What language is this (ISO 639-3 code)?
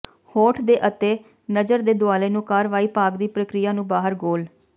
pan